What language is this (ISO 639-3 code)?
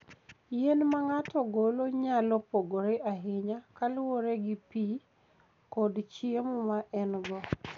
luo